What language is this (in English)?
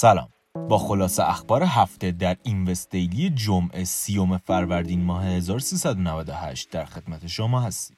Persian